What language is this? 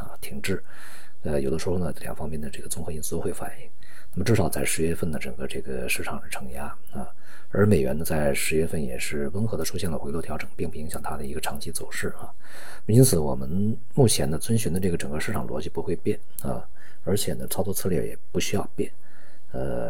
Chinese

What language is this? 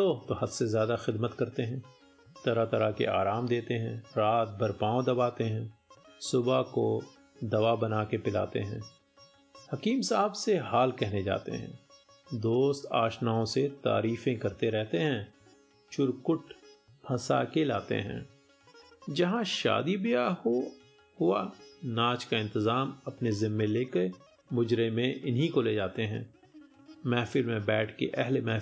Hindi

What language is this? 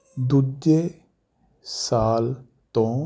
Punjabi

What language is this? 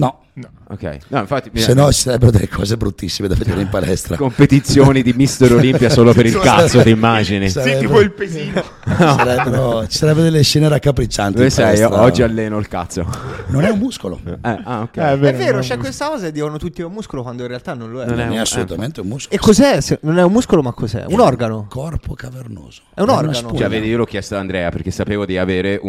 Italian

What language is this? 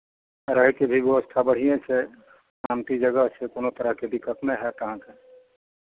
Maithili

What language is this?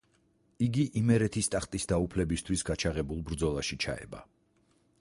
Georgian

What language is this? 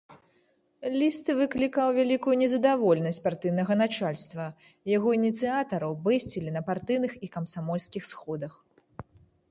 Belarusian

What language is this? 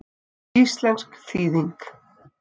Icelandic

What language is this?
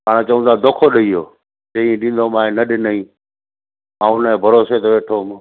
Sindhi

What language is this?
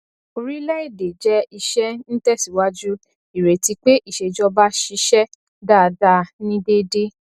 Yoruba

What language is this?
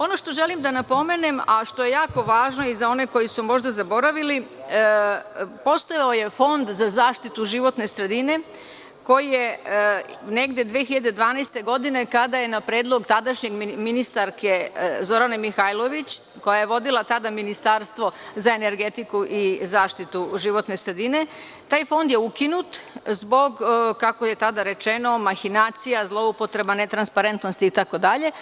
Serbian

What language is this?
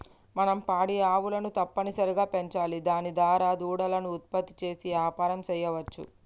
Telugu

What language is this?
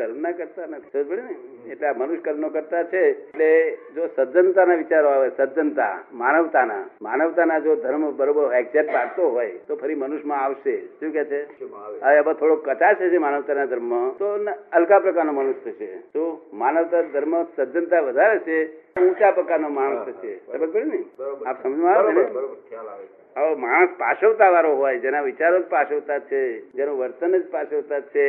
Gujarati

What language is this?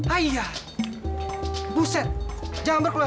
Indonesian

